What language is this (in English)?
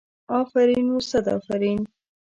Pashto